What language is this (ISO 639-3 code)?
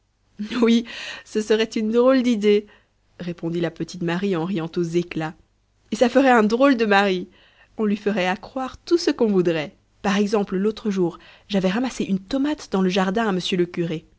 fra